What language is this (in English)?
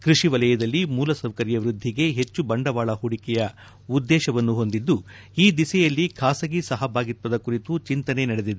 Kannada